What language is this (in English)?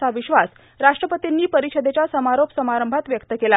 Marathi